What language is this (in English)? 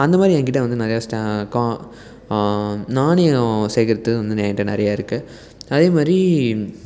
Tamil